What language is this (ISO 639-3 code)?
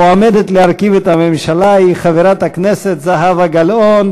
heb